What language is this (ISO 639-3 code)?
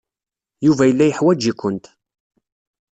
kab